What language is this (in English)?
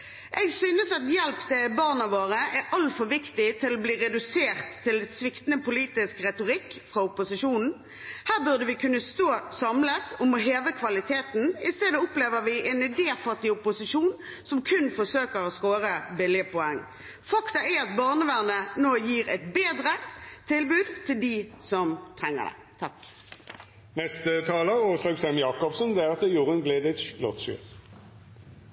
Norwegian Bokmål